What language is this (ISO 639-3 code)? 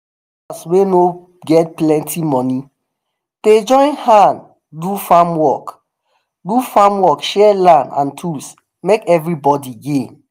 pcm